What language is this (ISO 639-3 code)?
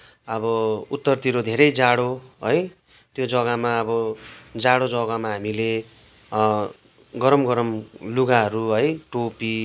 nep